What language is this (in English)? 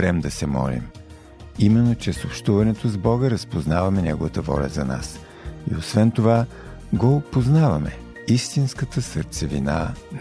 Bulgarian